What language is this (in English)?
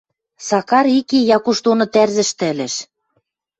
Western Mari